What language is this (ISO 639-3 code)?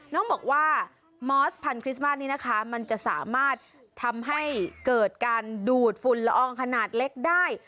tha